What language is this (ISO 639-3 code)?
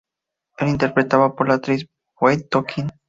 spa